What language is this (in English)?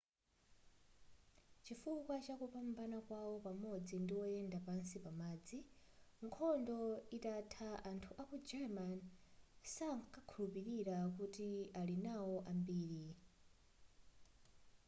Nyanja